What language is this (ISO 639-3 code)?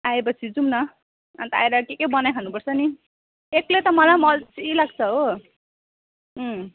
nep